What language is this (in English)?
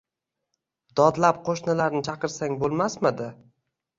Uzbek